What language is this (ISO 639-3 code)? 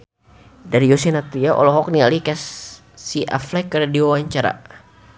sun